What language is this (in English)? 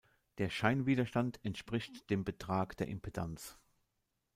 German